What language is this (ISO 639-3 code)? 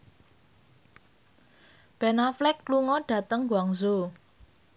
jav